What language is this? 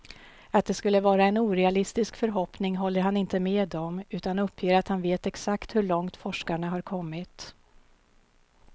Swedish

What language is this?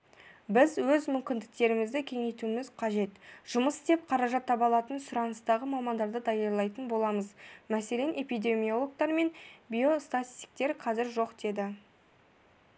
Kazakh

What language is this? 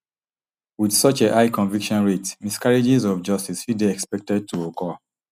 Nigerian Pidgin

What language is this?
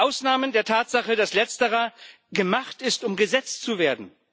German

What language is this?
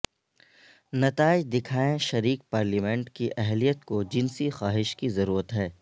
Urdu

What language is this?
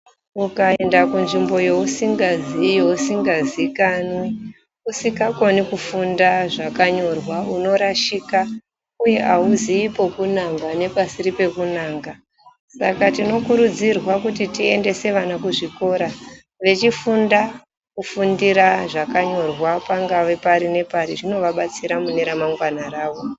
Ndau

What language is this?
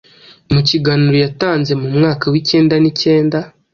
Kinyarwanda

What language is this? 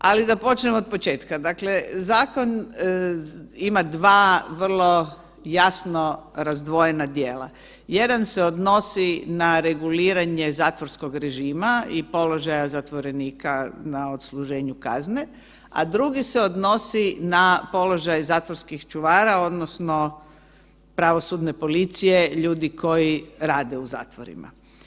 Croatian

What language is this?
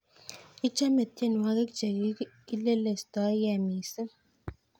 Kalenjin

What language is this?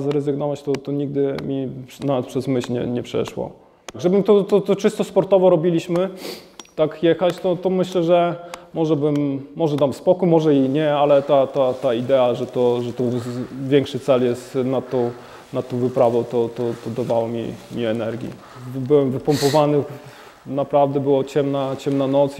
Polish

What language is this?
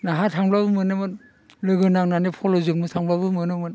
Bodo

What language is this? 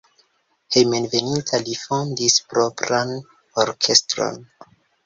Esperanto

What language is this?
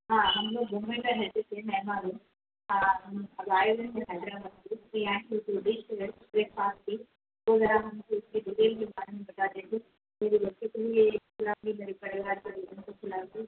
Urdu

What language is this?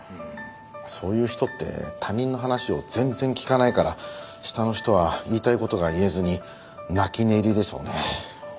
Japanese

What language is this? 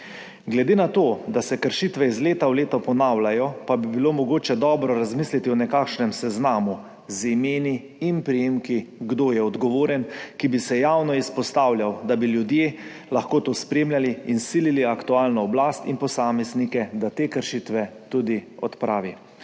Slovenian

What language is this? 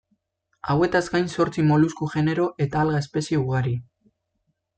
Basque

